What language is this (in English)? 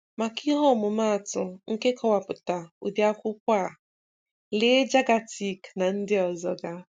Igbo